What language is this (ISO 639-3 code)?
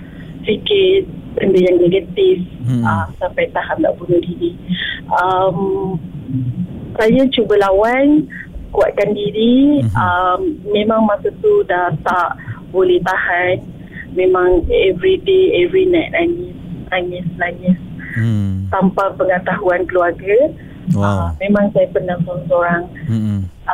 msa